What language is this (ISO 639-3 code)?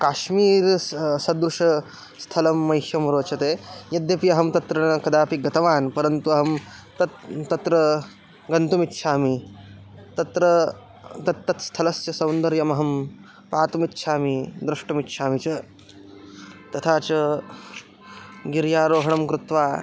san